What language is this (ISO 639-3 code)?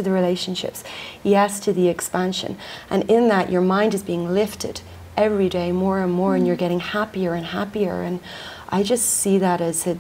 eng